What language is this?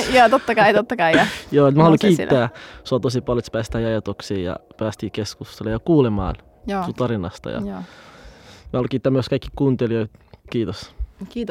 Finnish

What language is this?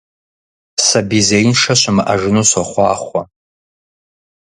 Kabardian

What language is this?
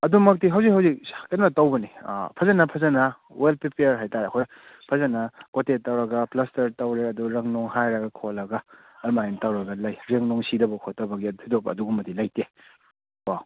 Manipuri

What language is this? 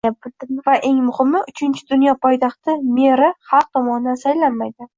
Uzbek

